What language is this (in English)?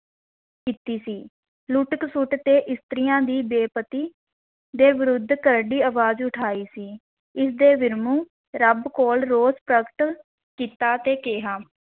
Punjabi